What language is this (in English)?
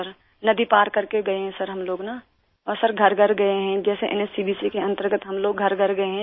Hindi